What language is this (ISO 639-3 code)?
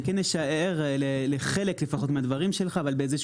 heb